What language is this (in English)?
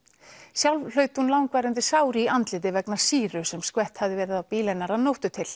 Icelandic